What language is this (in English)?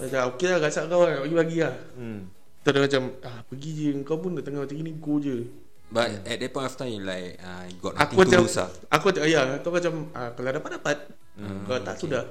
Malay